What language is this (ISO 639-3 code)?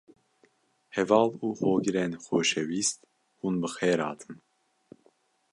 kur